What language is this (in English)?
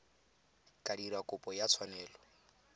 Tswana